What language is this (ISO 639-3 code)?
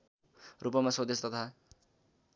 nep